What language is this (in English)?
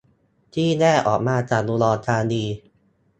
Thai